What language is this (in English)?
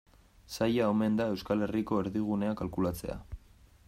Basque